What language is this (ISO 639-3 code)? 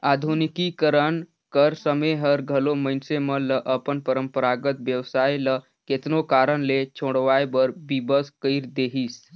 hne